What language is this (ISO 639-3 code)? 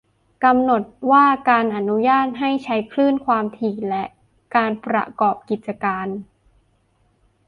tha